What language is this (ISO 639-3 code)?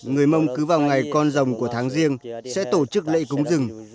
vie